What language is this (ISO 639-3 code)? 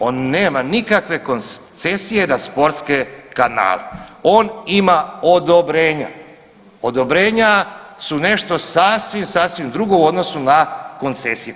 hrv